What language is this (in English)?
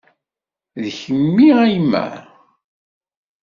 Kabyle